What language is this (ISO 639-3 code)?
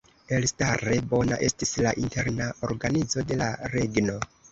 epo